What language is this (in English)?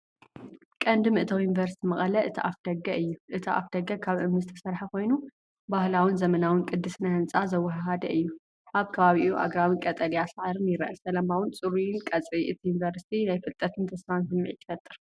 Tigrinya